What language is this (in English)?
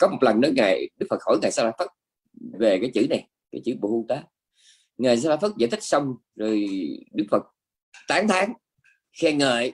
Vietnamese